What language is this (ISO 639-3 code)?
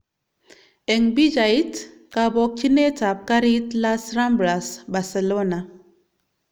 kln